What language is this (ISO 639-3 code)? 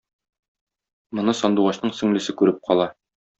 tat